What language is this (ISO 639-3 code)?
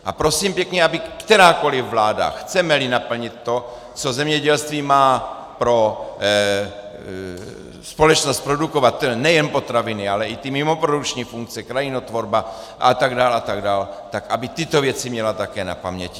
ces